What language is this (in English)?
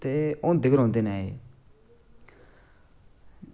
Dogri